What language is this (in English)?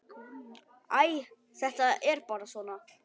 Icelandic